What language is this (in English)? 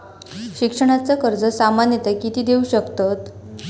Marathi